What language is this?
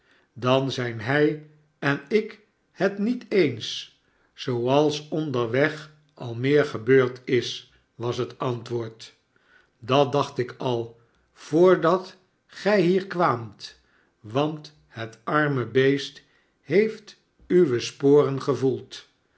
Dutch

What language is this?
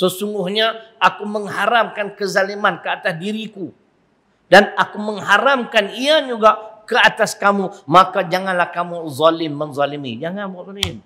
Malay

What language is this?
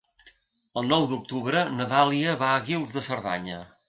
Catalan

